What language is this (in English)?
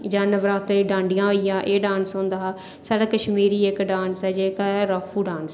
Dogri